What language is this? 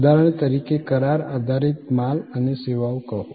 Gujarati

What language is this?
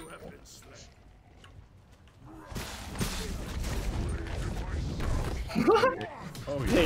Dutch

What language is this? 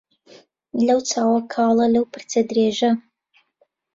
Central Kurdish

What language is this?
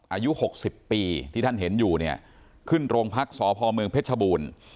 Thai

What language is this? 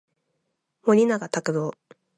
Japanese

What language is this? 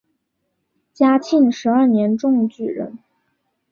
Chinese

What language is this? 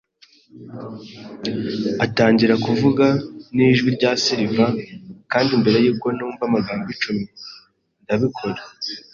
Kinyarwanda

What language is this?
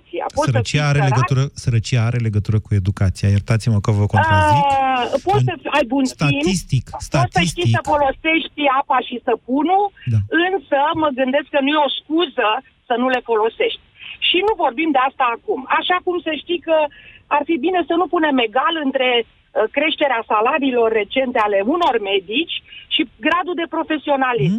Romanian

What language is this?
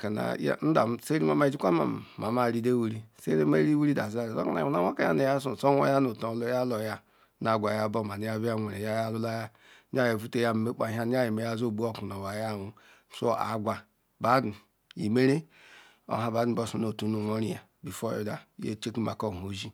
Ikwere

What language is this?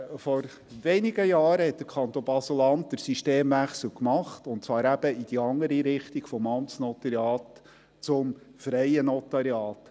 Swiss German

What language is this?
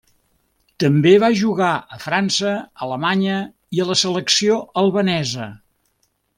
Catalan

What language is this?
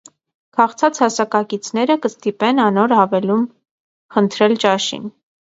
Armenian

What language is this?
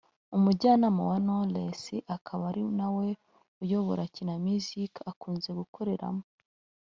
Kinyarwanda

